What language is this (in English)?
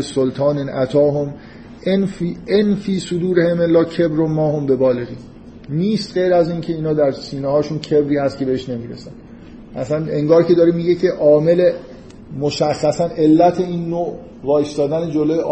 Persian